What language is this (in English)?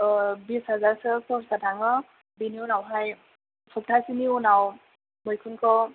Bodo